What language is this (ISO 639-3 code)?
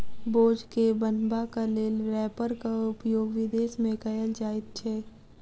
mai